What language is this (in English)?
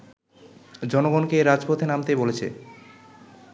Bangla